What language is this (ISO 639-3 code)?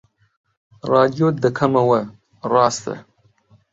ckb